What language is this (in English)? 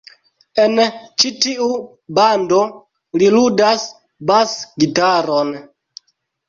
Esperanto